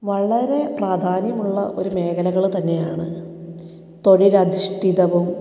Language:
Malayalam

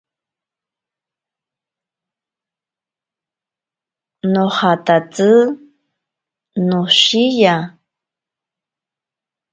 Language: Ashéninka Perené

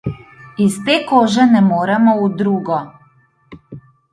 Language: Slovenian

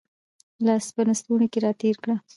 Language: Pashto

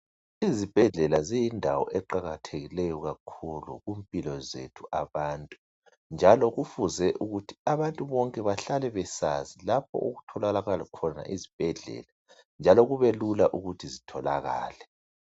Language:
North Ndebele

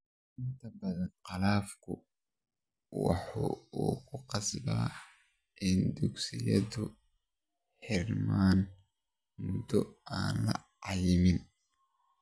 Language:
Somali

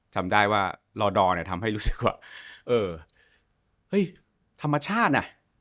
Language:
Thai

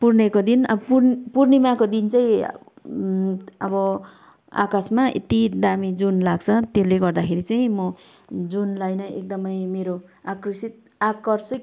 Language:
Nepali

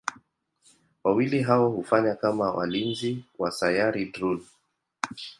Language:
Swahili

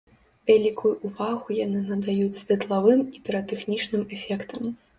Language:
Belarusian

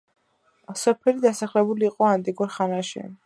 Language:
Georgian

